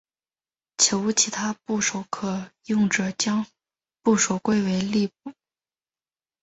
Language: Chinese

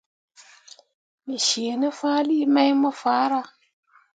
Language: Mundang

